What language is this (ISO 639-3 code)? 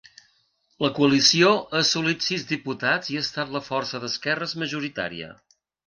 cat